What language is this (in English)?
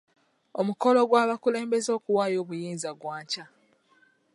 Ganda